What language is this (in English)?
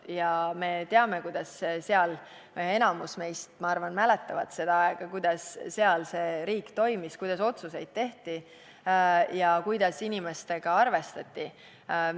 Estonian